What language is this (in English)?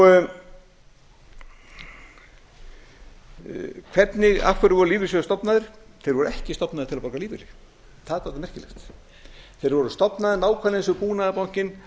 Icelandic